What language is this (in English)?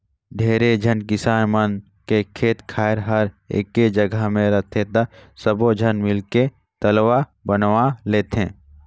Chhattisgarhi